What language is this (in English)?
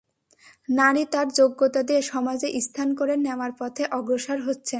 Bangla